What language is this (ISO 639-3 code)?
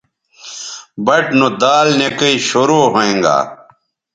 btv